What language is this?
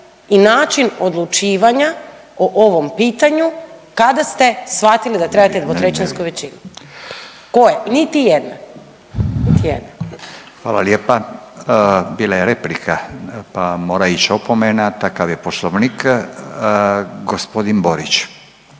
Croatian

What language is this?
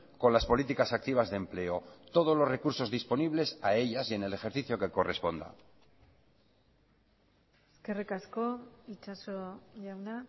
Spanish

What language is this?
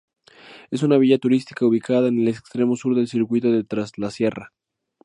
Spanish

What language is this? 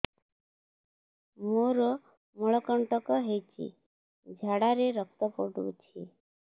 Odia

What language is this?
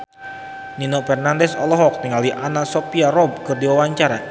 Sundanese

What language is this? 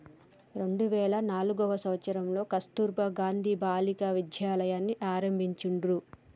Telugu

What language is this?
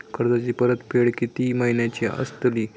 Marathi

